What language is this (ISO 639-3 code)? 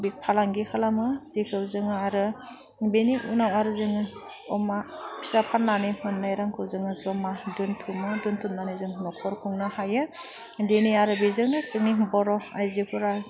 brx